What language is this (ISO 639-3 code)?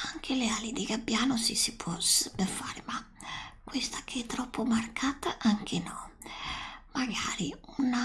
ita